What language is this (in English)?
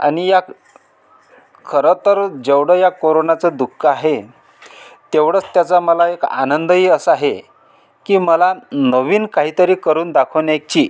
Marathi